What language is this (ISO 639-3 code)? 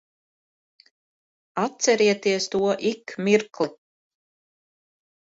lav